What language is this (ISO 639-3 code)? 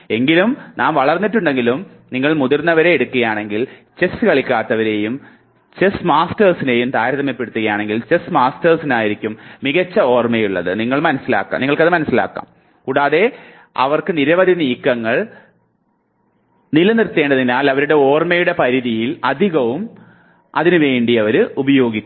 mal